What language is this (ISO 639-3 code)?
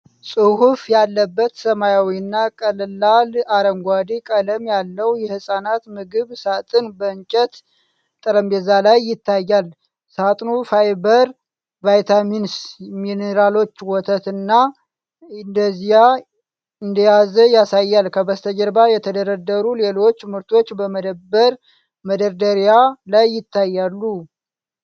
amh